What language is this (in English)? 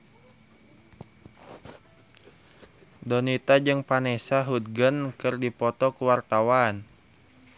Sundanese